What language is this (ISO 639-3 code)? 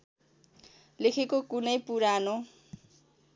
nep